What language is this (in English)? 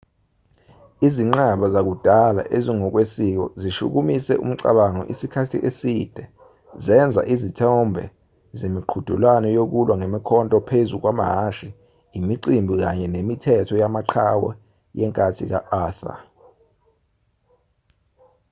Zulu